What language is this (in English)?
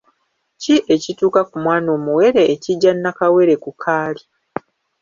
Ganda